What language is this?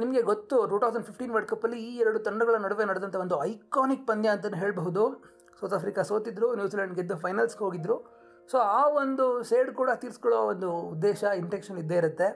Kannada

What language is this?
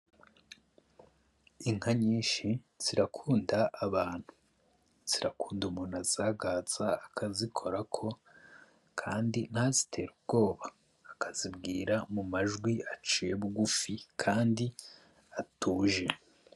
Rundi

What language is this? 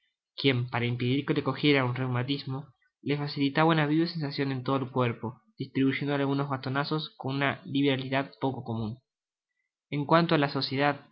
Spanish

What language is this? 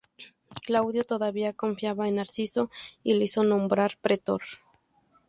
Spanish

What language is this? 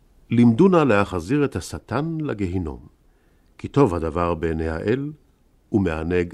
Hebrew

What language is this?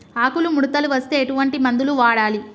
Telugu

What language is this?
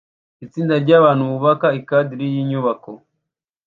Kinyarwanda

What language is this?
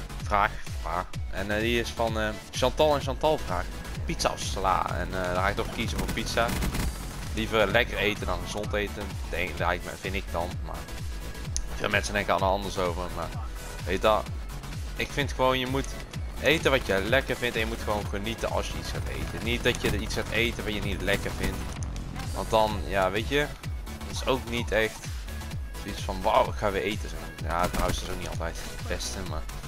Dutch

